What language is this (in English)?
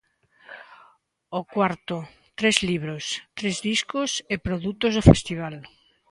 Galician